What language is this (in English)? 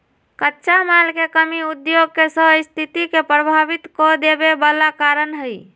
Magahi